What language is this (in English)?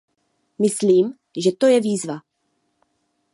Czech